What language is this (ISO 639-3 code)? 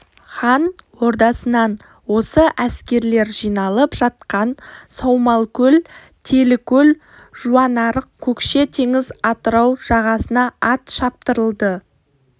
kaz